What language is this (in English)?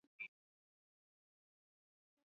Swahili